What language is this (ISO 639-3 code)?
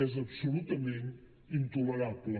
cat